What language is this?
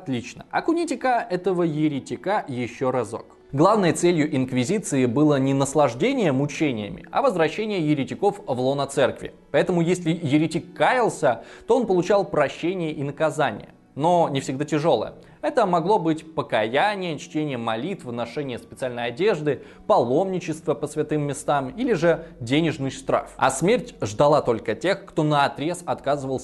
Russian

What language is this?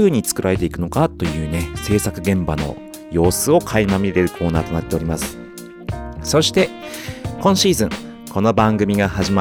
Japanese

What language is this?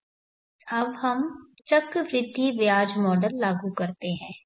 Hindi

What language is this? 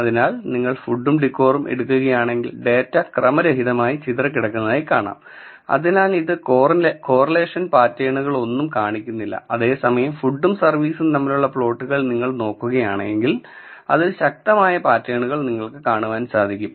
Malayalam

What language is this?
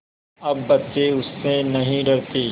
Hindi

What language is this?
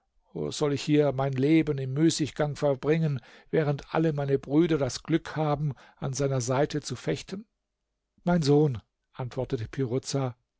German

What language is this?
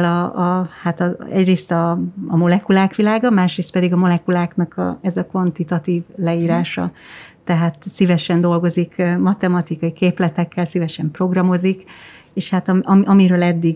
Hungarian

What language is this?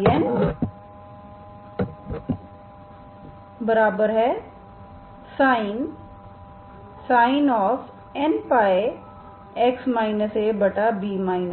Hindi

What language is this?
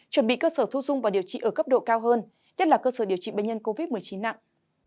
Vietnamese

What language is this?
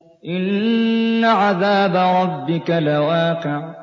Arabic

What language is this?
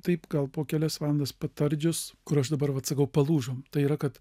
Lithuanian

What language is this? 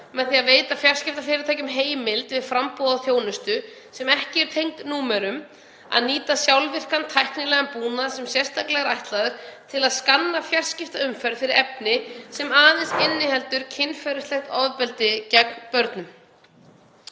Icelandic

